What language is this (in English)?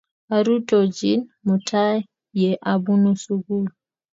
Kalenjin